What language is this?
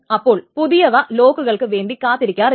Malayalam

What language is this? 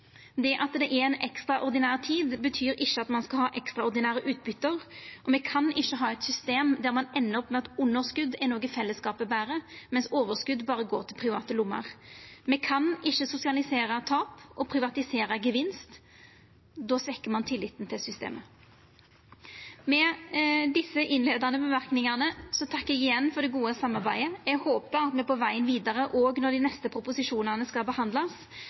Norwegian Nynorsk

